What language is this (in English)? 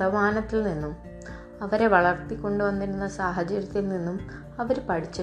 Malayalam